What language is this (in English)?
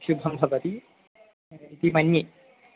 Sanskrit